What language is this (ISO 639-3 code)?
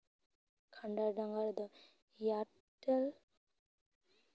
sat